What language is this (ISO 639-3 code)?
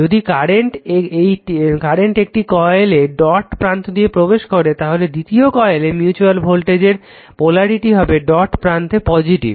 ben